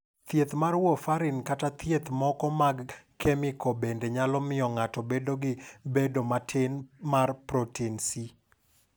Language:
Luo (Kenya and Tanzania)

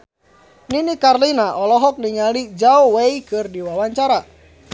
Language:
Sundanese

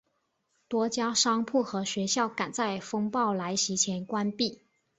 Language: Chinese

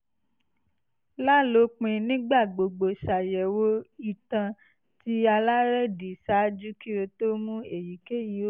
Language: Yoruba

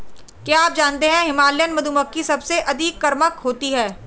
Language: Hindi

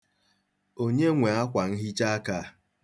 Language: Igbo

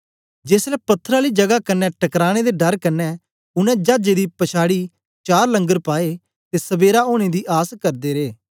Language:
Dogri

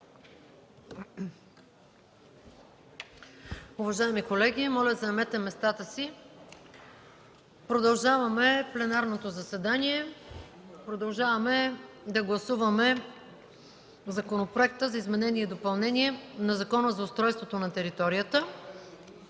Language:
Bulgarian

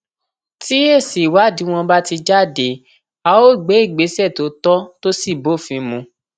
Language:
Yoruba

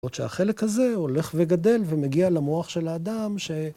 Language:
Hebrew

